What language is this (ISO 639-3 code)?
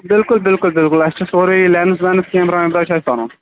kas